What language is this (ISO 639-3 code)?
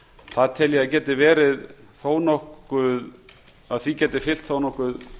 isl